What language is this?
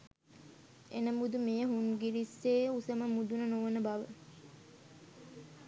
Sinhala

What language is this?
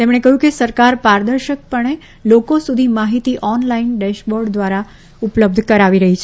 Gujarati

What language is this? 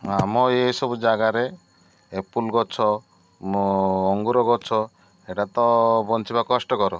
Odia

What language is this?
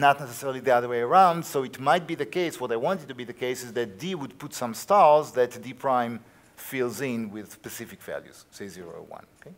English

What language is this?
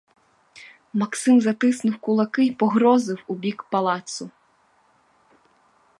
Ukrainian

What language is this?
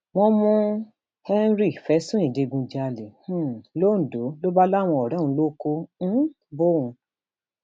Yoruba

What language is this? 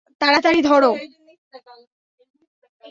Bangla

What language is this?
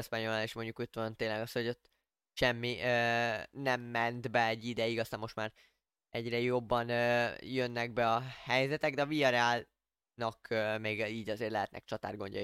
Hungarian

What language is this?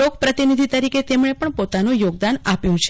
Gujarati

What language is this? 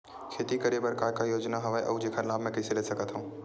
Chhattisgarhi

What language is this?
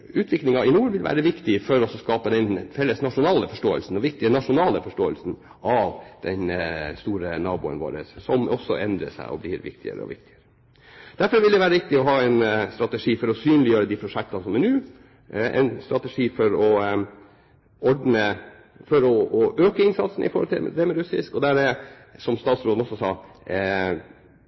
Norwegian Bokmål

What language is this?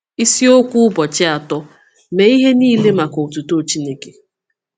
Igbo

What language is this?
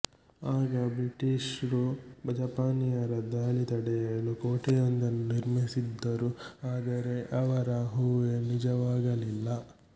Kannada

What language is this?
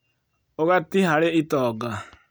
Kikuyu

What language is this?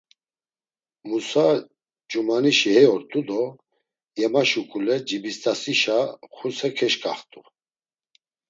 Laz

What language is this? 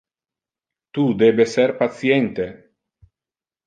Interlingua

